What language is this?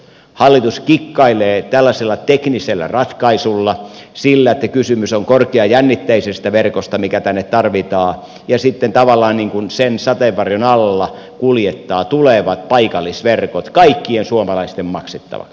Finnish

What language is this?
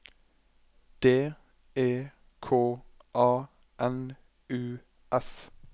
Norwegian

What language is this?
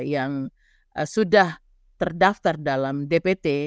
Indonesian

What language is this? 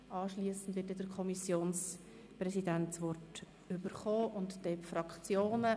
Swiss German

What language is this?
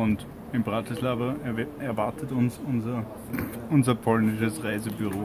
German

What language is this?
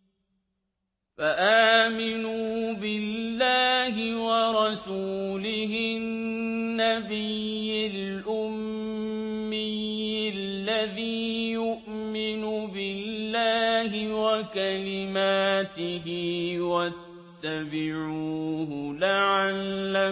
Arabic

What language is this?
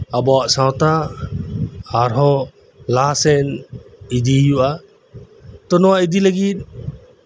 Santali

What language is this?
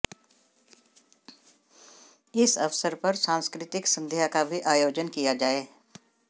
Hindi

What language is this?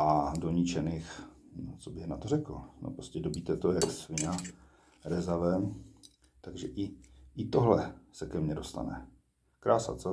Czech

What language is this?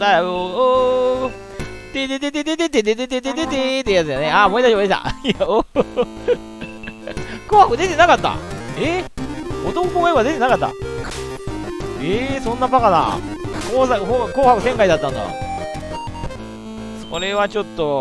Japanese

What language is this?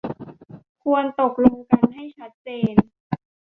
Thai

